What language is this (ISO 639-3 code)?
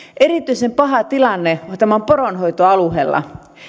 fin